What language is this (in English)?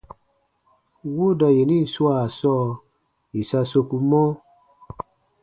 Baatonum